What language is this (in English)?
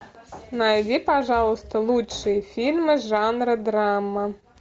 Russian